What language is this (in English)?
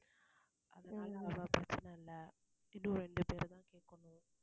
Tamil